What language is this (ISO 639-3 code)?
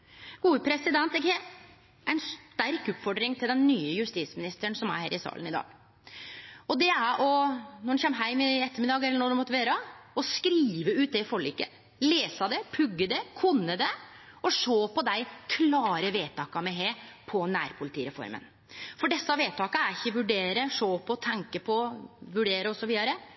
nno